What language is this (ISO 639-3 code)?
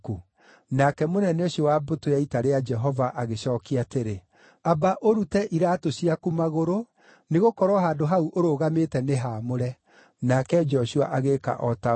kik